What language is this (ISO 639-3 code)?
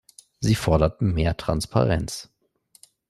deu